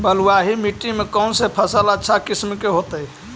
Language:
Magahi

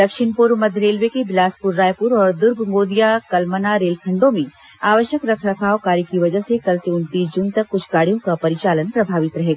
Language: Hindi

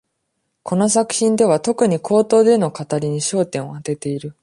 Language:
Japanese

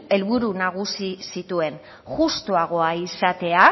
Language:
Basque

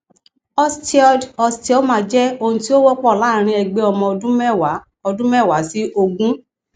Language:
Yoruba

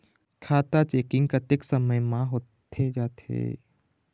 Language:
Chhattisgarhi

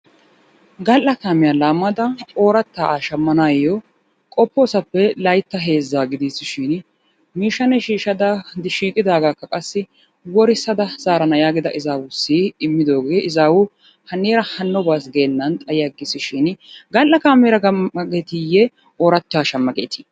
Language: Wolaytta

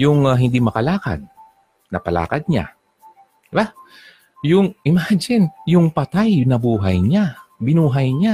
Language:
Filipino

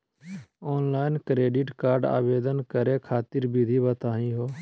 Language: Magahi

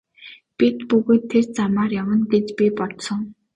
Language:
Mongolian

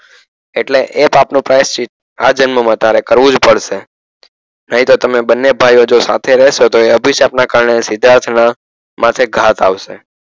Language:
Gujarati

